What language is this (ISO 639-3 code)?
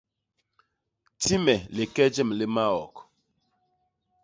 bas